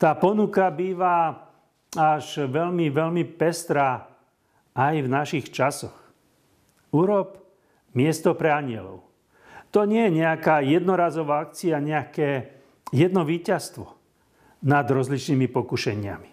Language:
Slovak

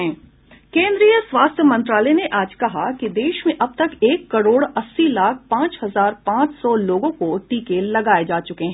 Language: Hindi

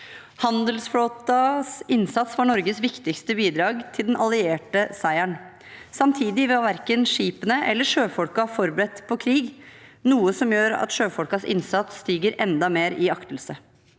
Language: Norwegian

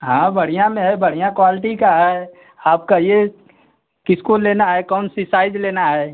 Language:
Hindi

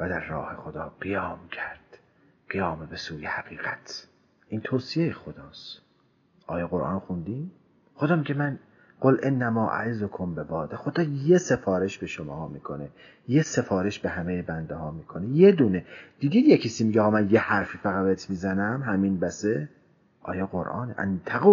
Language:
Persian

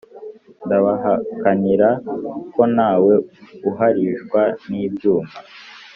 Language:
Kinyarwanda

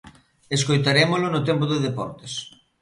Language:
Galician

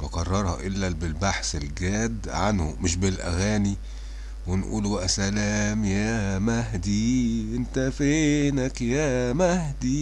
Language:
Arabic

